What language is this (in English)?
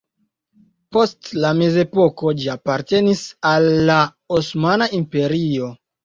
Esperanto